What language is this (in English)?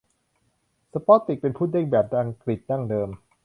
Thai